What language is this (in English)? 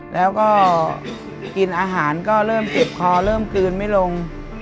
Thai